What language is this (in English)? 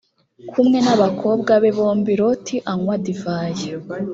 Kinyarwanda